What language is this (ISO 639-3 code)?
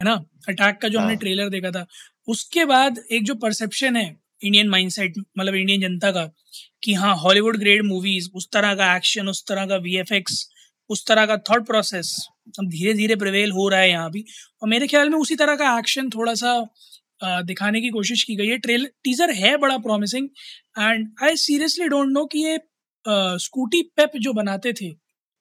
hin